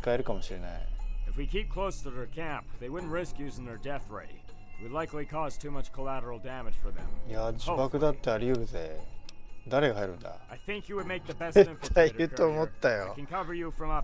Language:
Japanese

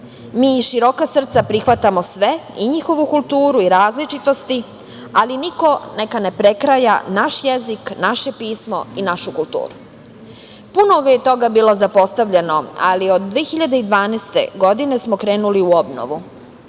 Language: Serbian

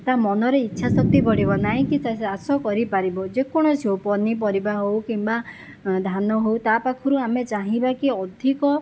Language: Odia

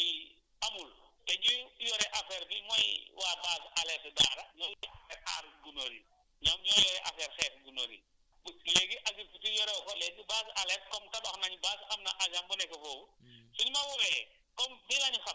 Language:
Wolof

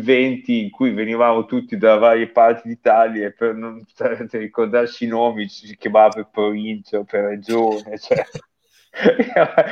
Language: Italian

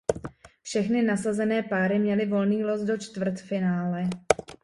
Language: Czech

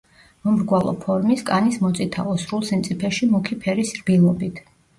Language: Georgian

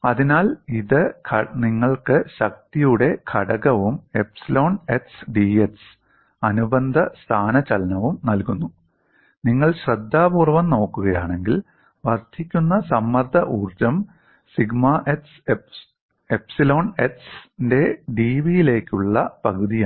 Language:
Malayalam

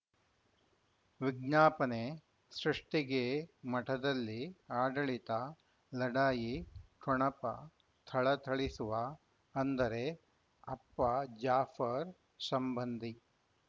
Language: Kannada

